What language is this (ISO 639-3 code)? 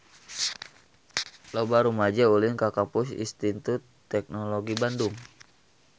sun